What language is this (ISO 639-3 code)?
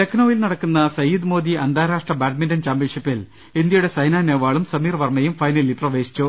mal